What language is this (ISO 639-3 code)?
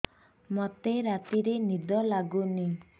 ori